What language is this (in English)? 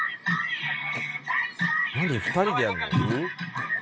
Japanese